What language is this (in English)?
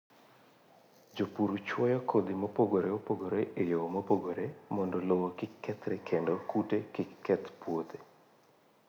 Luo (Kenya and Tanzania)